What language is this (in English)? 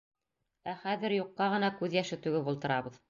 Bashkir